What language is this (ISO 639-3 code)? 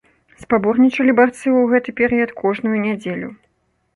bel